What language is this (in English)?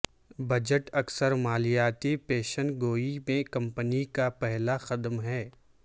Urdu